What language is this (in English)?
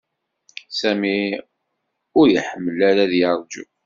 Kabyle